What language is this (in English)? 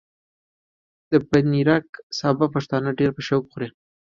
Pashto